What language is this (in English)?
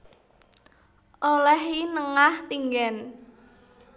Javanese